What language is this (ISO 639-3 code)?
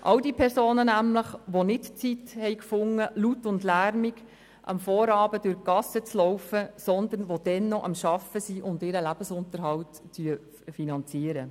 gsw